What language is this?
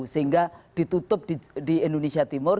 Indonesian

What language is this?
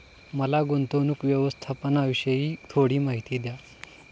Marathi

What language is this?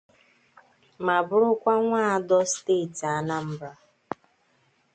Igbo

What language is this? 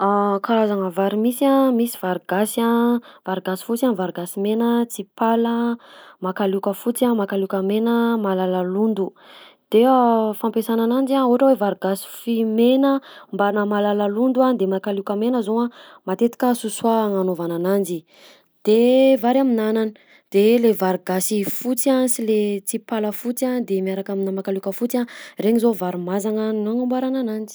Southern Betsimisaraka Malagasy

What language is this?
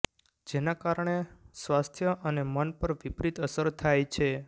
Gujarati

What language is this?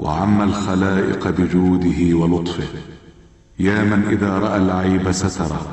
Arabic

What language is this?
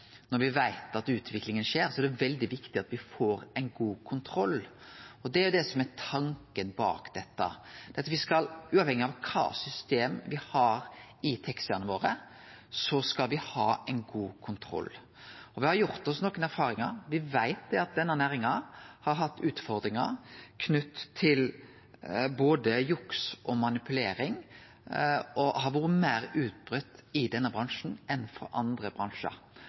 Norwegian Nynorsk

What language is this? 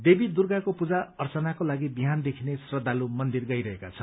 Nepali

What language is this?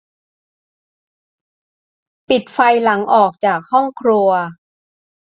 Thai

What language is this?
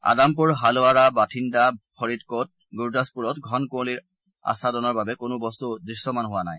Assamese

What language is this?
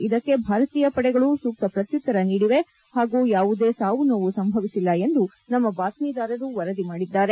Kannada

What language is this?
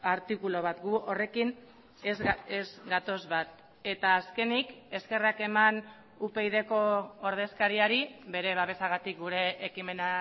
Basque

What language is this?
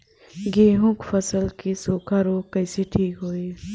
Bhojpuri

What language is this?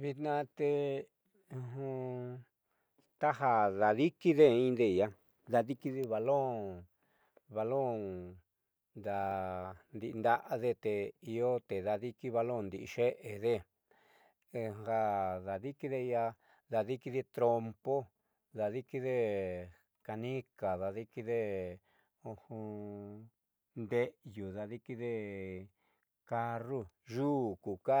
Southeastern Nochixtlán Mixtec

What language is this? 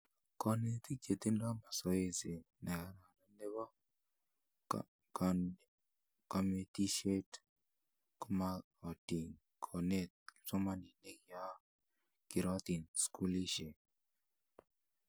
Kalenjin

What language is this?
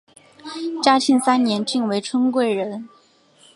Chinese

